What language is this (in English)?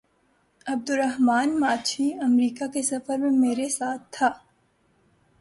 Urdu